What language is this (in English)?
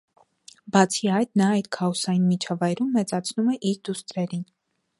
Armenian